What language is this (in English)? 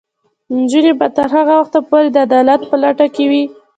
Pashto